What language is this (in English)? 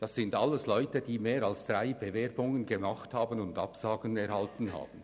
Swiss German